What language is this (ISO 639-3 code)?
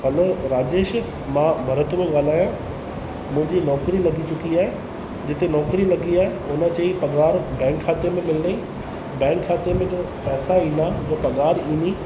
snd